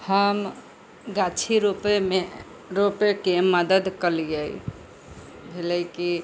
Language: Maithili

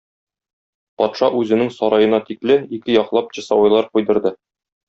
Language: Tatar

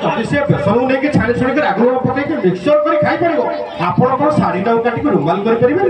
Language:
Thai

